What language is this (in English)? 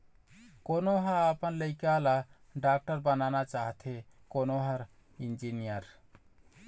Chhattisgarhi